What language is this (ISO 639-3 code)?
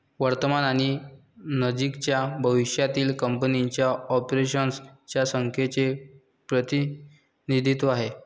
mar